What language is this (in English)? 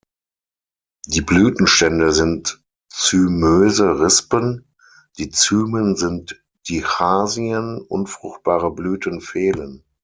German